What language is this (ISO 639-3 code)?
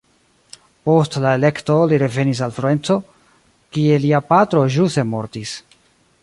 epo